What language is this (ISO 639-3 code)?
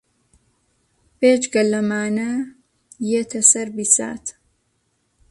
ckb